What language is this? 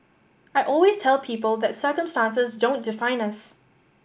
English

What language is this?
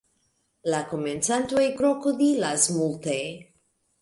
Esperanto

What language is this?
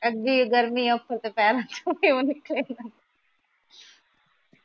Punjabi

